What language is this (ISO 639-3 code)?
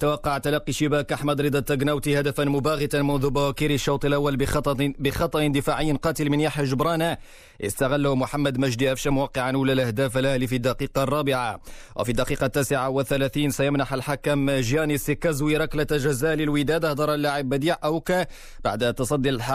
ara